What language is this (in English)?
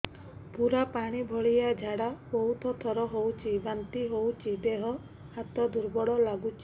Odia